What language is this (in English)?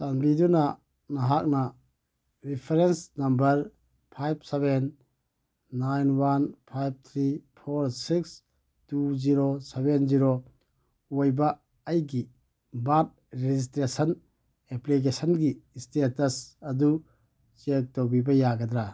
Manipuri